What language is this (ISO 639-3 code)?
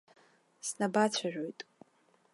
abk